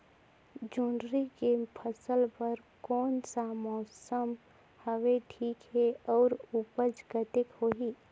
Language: Chhattisgarhi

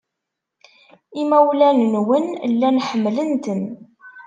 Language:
Kabyle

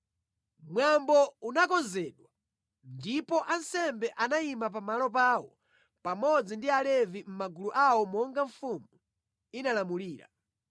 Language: Nyanja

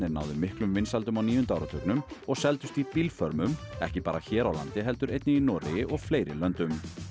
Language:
Icelandic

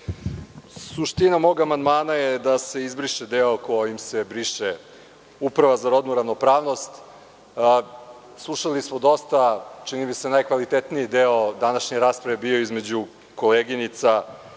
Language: Serbian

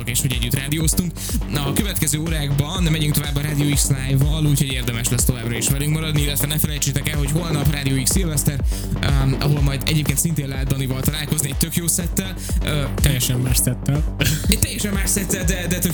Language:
Hungarian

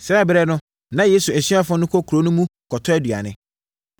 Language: Akan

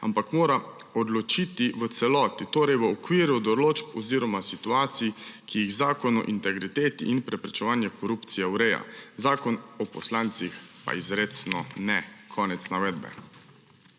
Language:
Slovenian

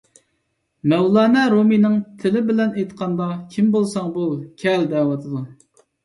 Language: Uyghur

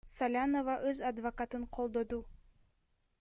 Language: Kyrgyz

